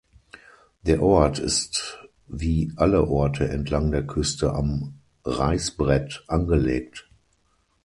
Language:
German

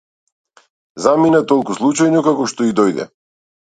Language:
Macedonian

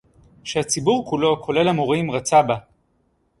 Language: Hebrew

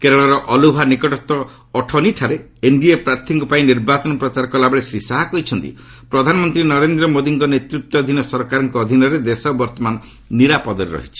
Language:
Odia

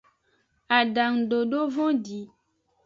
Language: Aja (Benin)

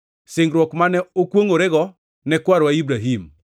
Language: Luo (Kenya and Tanzania)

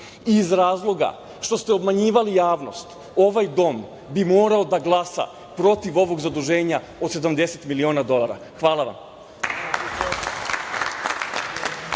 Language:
Serbian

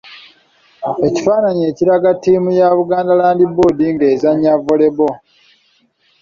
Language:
Ganda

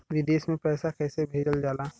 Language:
Bhojpuri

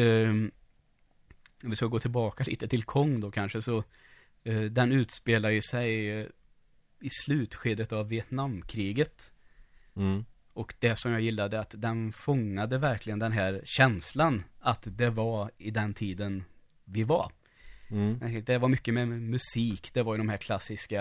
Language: Swedish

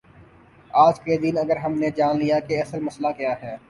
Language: Urdu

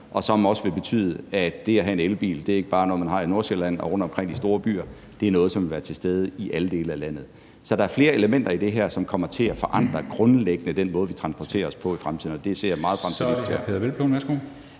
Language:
Danish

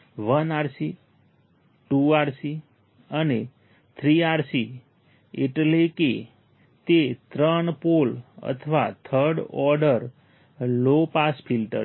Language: Gujarati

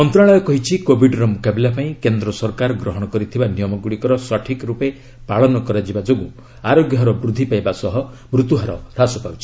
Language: Odia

